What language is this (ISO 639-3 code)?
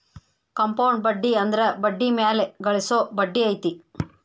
kan